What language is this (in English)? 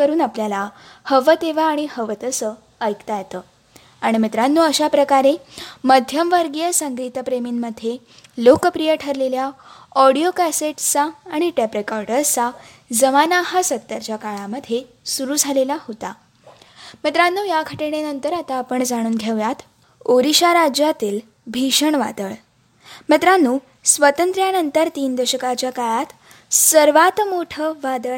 Marathi